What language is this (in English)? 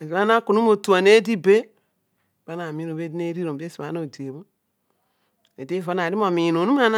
Odual